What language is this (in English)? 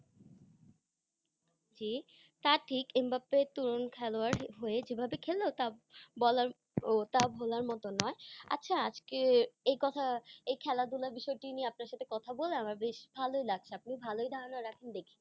Bangla